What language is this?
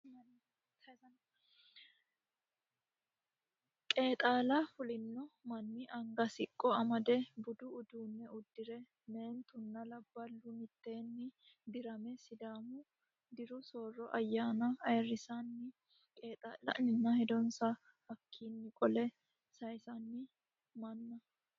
Sidamo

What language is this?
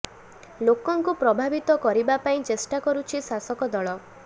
Odia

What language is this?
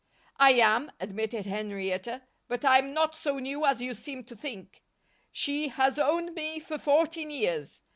English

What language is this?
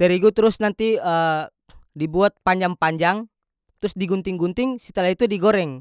North Moluccan Malay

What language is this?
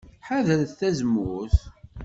Kabyle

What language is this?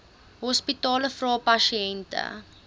Afrikaans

